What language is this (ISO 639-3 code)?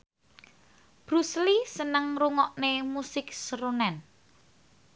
jav